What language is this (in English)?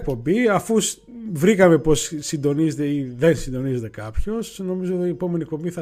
Greek